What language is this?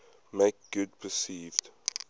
English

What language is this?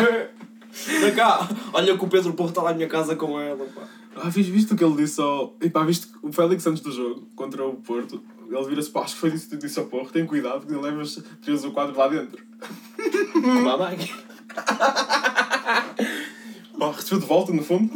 Portuguese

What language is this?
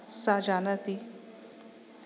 Sanskrit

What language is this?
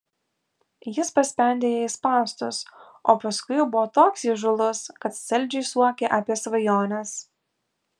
Lithuanian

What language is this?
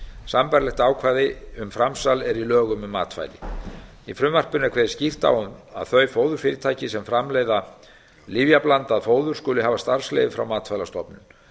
Icelandic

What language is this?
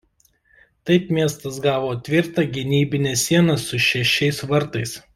Lithuanian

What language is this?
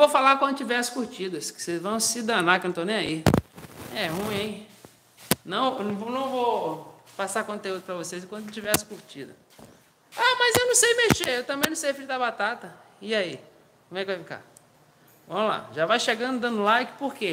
Portuguese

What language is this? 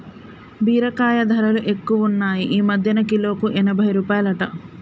Telugu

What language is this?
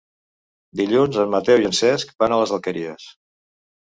Catalan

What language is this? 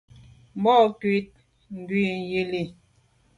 Medumba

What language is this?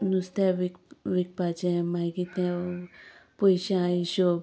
Konkani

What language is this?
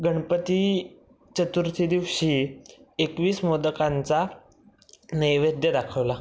Marathi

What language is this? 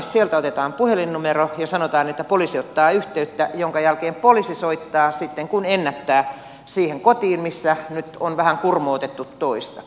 Finnish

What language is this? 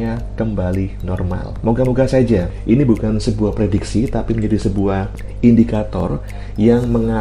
Indonesian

